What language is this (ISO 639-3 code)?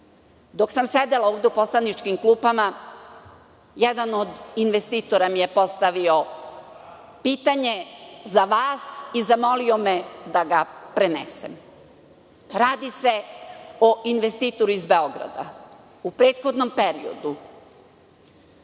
srp